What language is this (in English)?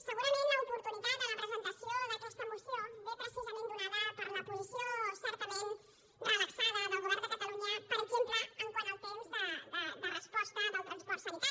Catalan